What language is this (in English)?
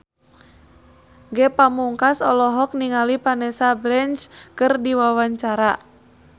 Sundanese